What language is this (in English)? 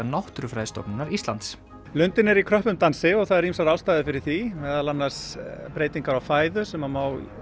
Icelandic